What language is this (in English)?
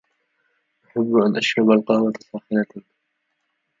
Arabic